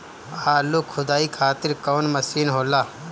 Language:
Bhojpuri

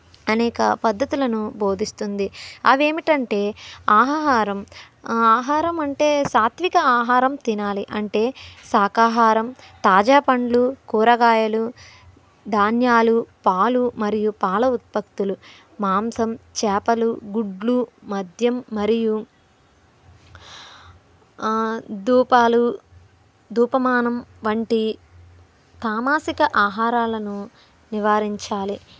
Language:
Telugu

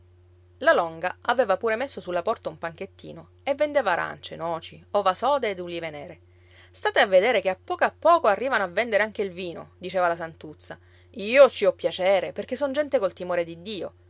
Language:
Italian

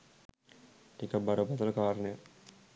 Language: Sinhala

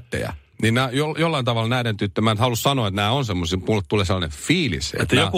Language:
Finnish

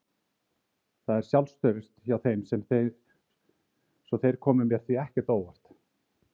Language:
Icelandic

